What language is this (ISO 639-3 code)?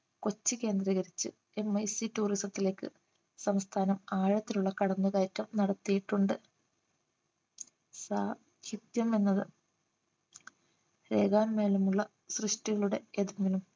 mal